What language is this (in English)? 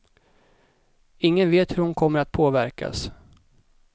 Swedish